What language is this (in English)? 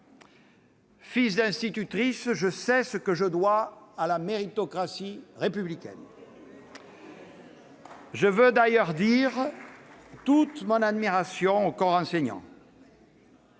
French